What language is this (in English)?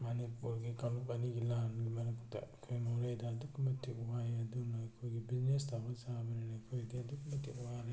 Manipuri